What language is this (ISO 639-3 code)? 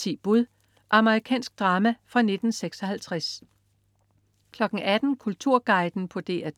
dan